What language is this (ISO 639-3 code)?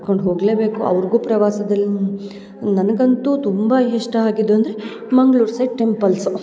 kan